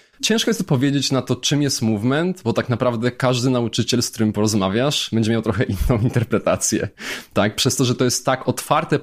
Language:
Polish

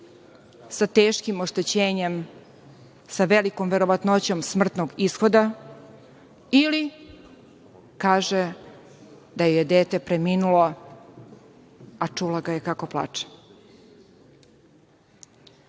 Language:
Serbian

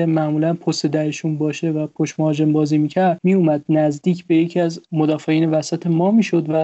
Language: Persian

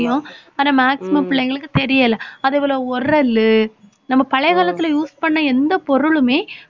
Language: Tamil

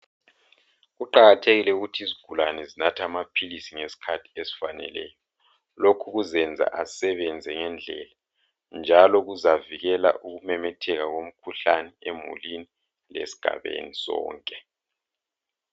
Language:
North Ndebele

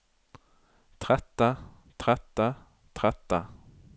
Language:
Norwegian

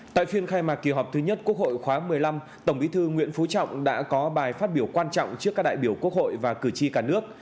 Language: Vietnamese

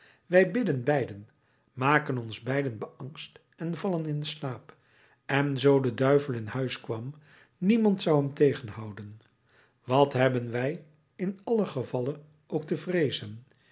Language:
Dutch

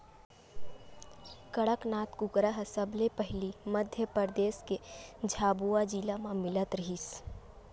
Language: Chhattisgarhi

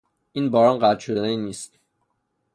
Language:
Persian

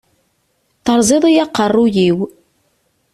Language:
Kabyle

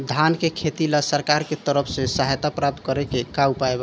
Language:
Bhojpuri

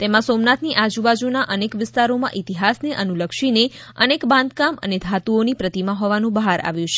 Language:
Gujarati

